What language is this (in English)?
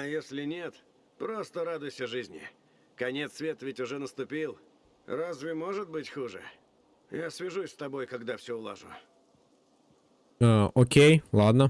Russian